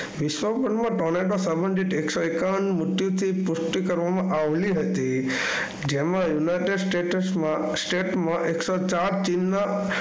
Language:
Gujarati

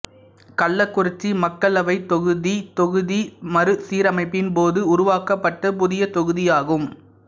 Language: Tamil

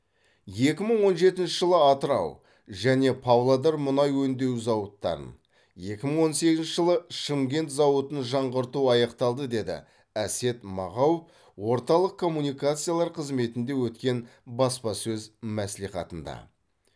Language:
Kazakh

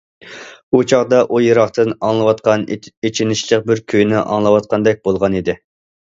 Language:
Uyghur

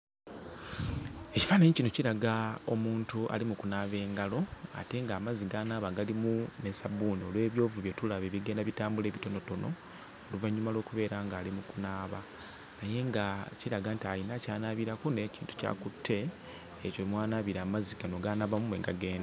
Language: Ganda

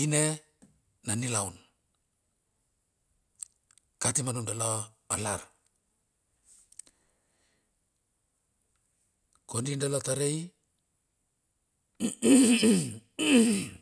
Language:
Bilur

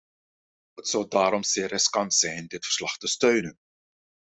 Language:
Dutch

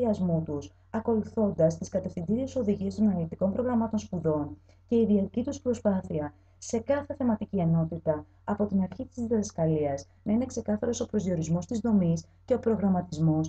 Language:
Greek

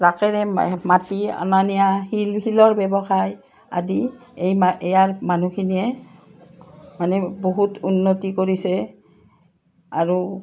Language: Assamese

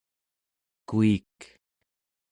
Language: Central Yupik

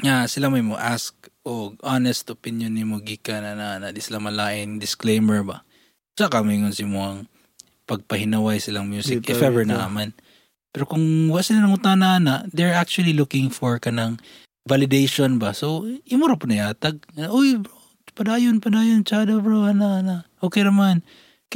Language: Filipino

